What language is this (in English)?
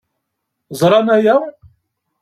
Kabyle